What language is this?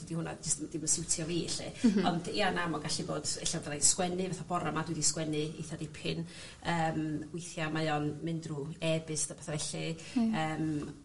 Welsh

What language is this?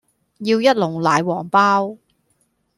Cantonese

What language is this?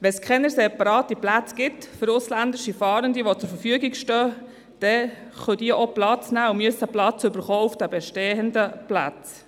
Swiss German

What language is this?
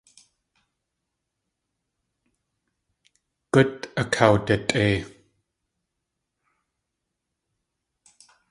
Tlingit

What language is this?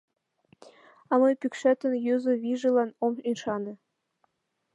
Mari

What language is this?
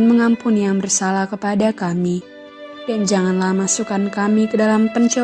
Indonesian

